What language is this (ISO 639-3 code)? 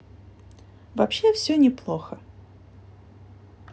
rus